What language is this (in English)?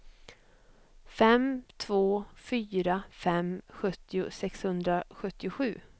Swedish